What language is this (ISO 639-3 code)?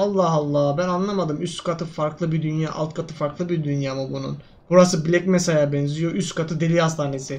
tur